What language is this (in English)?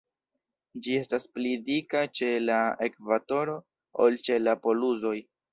Esperanto